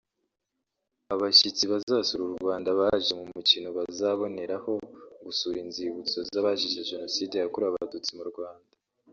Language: Kinyarwanda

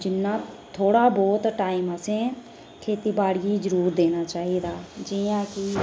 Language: Dogri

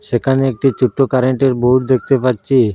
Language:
Bangla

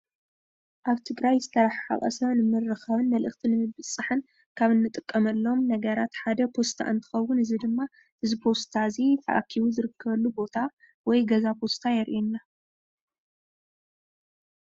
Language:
Tigrinya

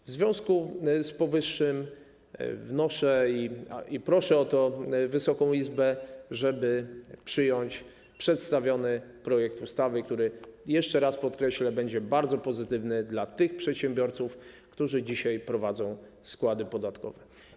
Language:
Polish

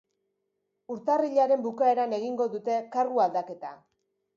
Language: Basque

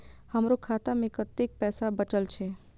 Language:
Maithili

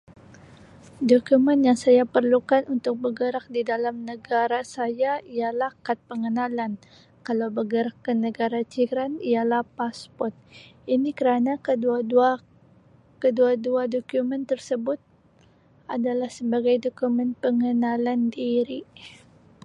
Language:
Sabah Malay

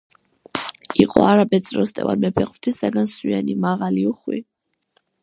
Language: Georgian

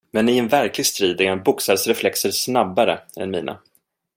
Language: Swedish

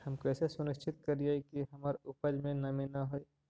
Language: Magahi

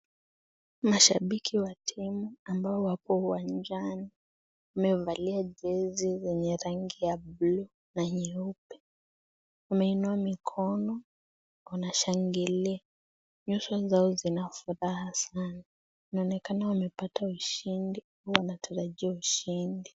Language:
Swahili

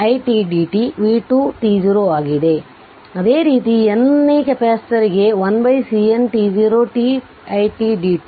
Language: Kannada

